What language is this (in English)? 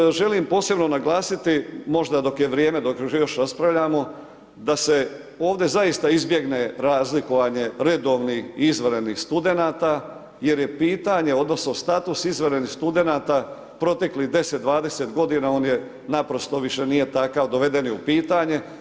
Croatian